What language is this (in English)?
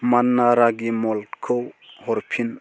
Bodo